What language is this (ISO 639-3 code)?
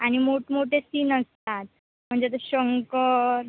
mar